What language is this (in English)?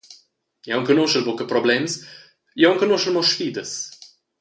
Romansh